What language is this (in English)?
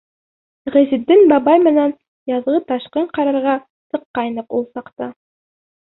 Bashkir